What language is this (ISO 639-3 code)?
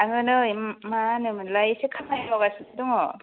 brx